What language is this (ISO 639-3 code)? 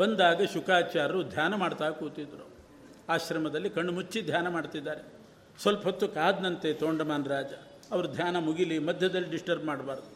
kan